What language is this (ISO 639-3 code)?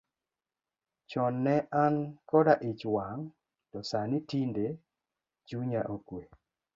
luo